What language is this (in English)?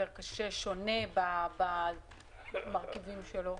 Hebrew